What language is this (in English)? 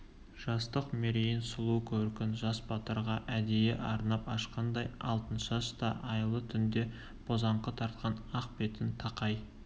Kazakh